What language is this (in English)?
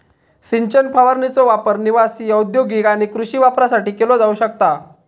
Marathi